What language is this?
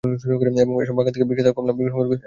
Bangla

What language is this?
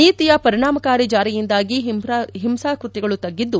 Kannada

